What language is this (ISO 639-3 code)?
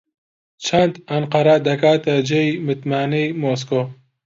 ckb